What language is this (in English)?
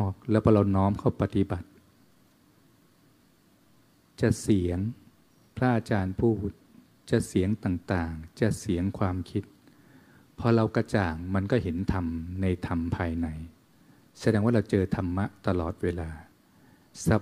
Thai